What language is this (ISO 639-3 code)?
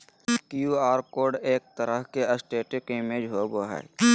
mag